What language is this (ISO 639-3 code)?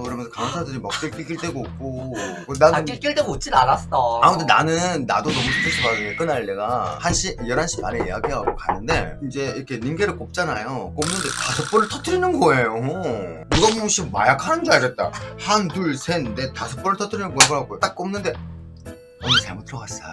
kor